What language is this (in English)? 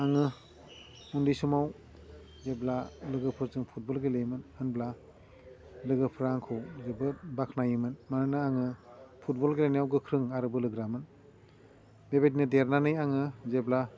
Bodo